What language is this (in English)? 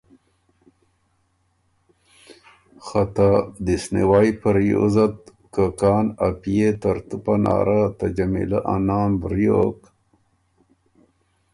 Ormuri